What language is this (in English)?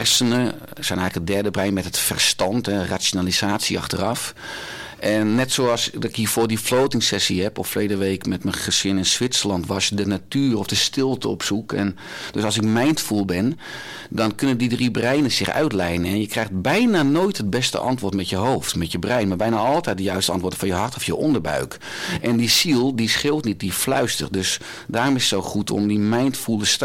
Dutch